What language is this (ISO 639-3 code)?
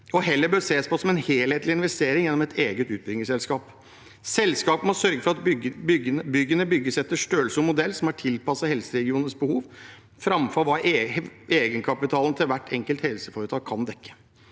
nor